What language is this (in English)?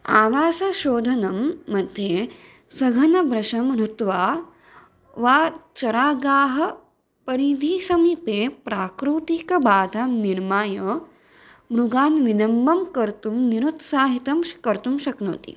Sanskrit